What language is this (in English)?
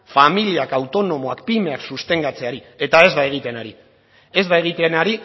Basque